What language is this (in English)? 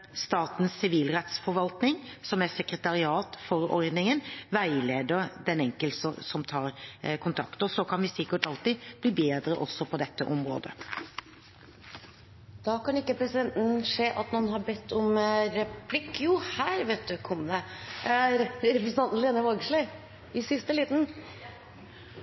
Norwegian